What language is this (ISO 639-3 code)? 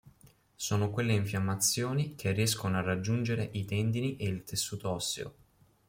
ita